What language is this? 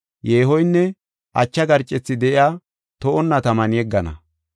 Gofa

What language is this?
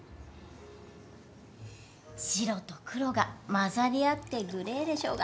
Japanese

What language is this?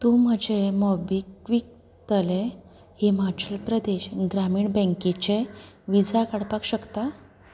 Konkani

